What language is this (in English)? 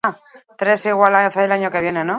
Basque